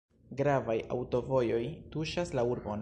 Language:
Esperanto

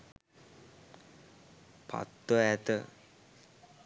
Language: Sinhala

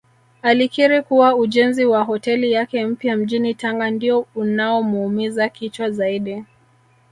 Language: Swahili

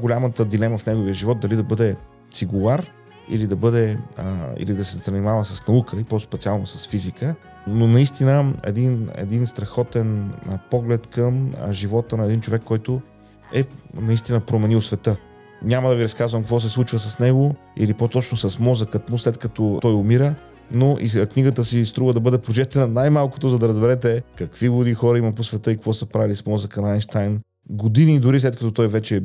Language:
Bulgarian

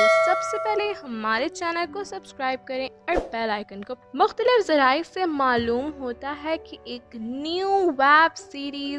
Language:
Hindi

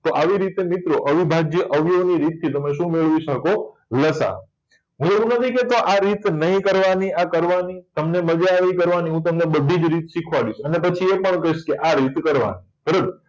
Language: Gujarati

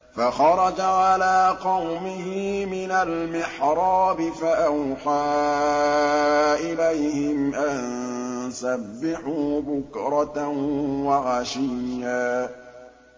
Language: Arabic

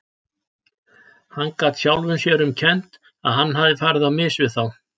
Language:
Icelandic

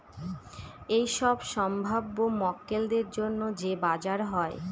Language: Bangla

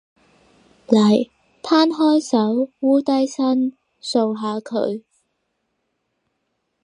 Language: Cantonese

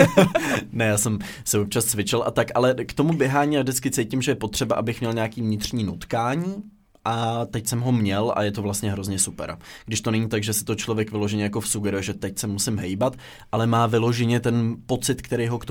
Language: Czech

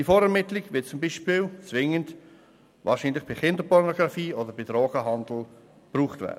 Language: Swiss German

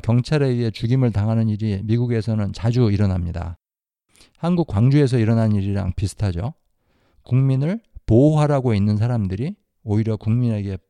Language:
Korean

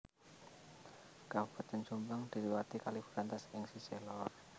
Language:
Javanese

